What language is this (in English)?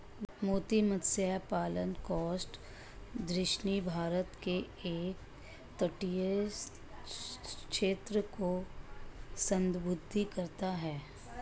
Hindi